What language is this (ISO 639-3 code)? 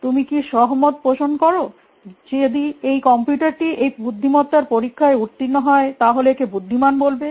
ben